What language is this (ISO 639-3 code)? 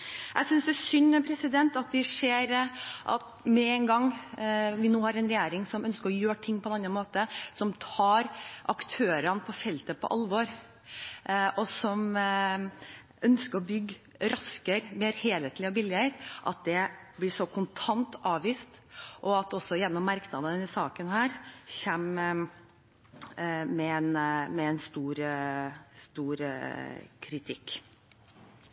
nob